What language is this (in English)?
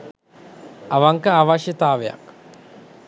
Sinhala